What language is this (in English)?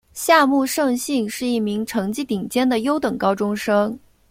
Chinese